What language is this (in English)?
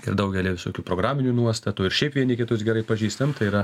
Lithuanian